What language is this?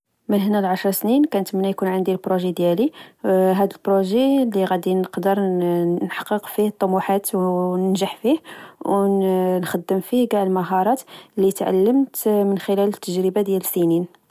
Moroccan Arabic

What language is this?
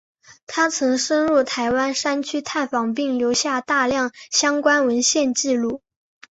Chinese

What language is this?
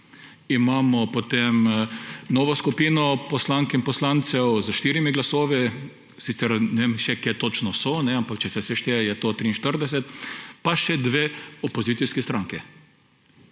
Slovenian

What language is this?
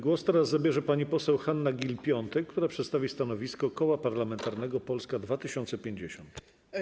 Polish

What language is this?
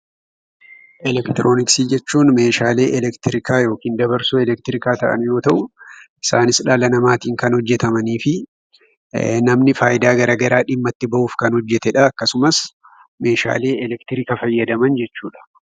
Oromo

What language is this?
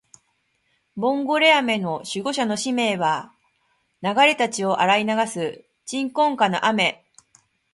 Japanese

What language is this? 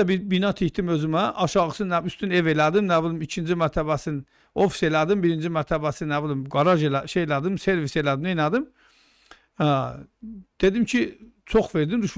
Turkish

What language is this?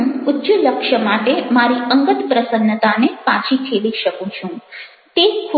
Gujarati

